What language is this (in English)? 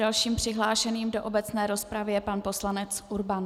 Czech